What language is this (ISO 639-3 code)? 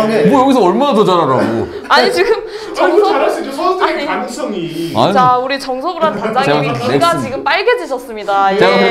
kor